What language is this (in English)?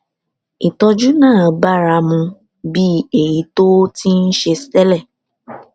Yoruba